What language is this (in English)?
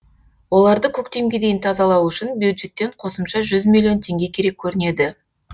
Kazakh